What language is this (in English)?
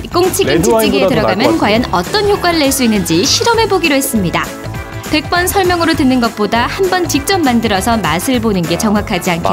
Korean